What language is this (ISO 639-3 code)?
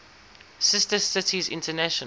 eng